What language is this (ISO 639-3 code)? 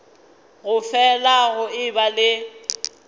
nso